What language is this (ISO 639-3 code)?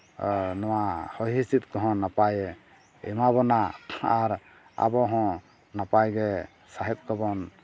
sat